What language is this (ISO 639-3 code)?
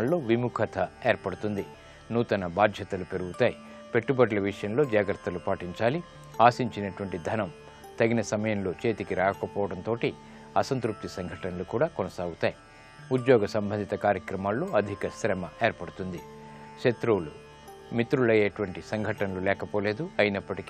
ron